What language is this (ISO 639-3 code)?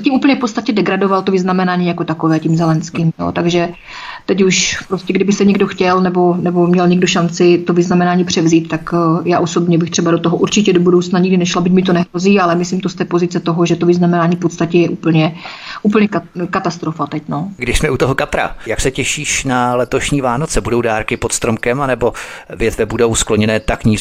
ces